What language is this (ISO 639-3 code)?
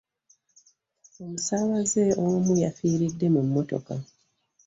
lug